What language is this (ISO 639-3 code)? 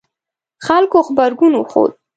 pus